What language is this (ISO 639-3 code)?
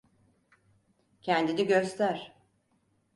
tur